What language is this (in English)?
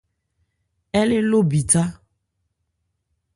Ebrié